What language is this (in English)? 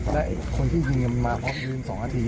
Thai